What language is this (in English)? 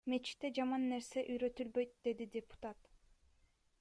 Kyrgyz